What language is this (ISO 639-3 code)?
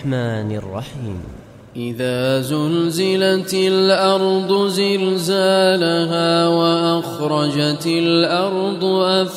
ara